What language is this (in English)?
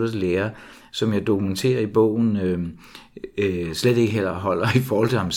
Danish